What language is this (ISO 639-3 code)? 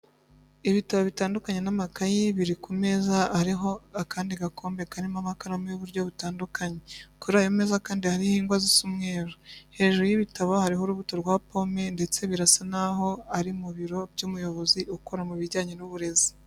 kin